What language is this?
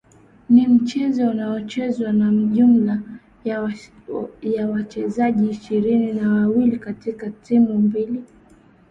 Swahili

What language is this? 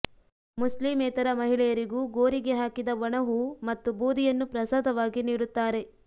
Kannada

